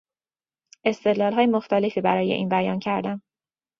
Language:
Persian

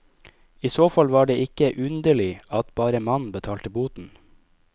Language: Norwegian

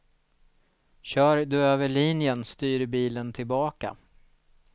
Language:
Swedish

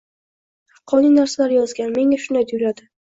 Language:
Uzbek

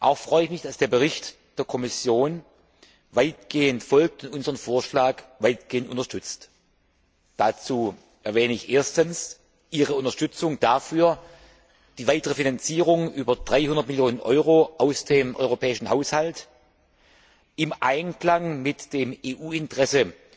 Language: German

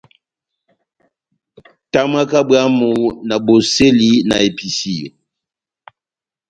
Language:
Batanga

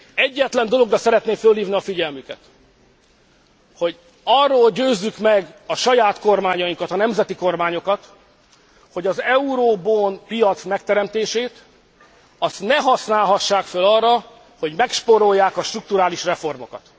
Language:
Hungarian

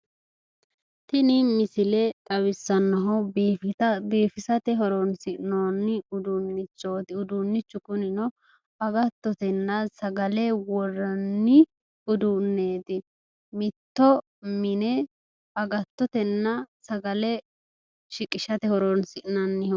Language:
Sidamo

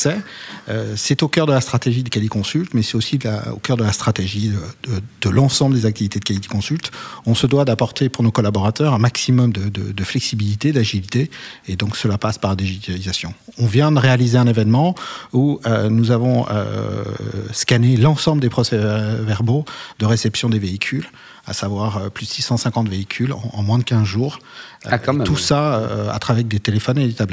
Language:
French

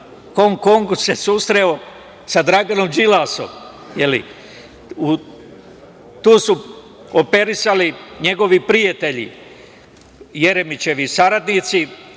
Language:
Serbian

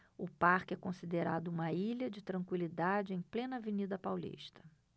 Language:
Portuguese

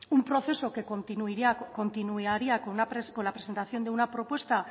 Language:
Spanish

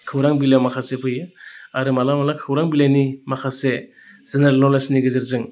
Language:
Bodo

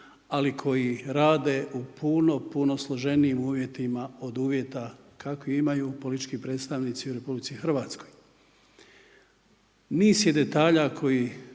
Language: Croatian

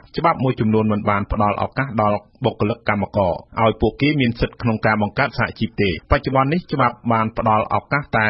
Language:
Thai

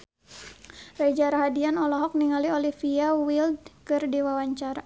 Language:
Sundanese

